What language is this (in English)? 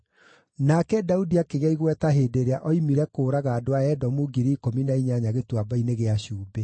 Kikuyu